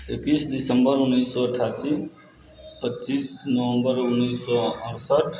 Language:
Maithili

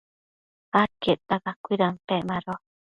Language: Matsés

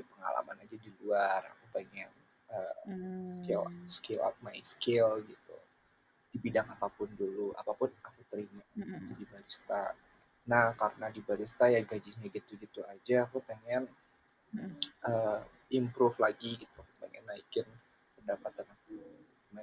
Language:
Indonesian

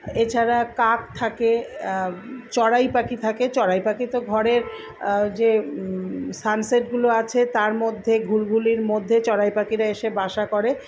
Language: Bangla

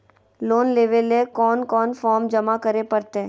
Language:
Magahi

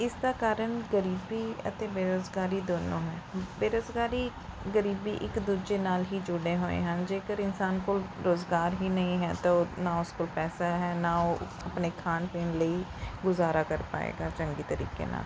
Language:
Punjabi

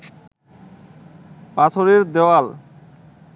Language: Bangla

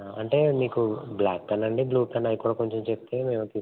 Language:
Telugu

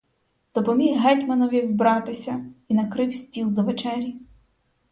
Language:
Ukrainian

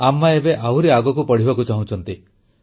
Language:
Odia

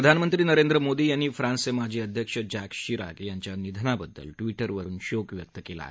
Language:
Marathi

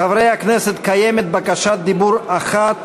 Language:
Hebrew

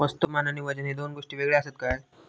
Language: Marathi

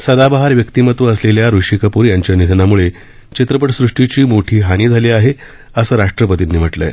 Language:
Marathi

